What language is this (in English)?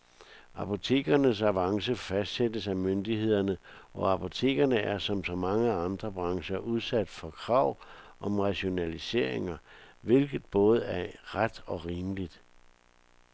Danish